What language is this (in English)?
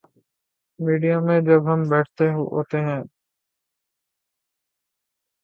Urdu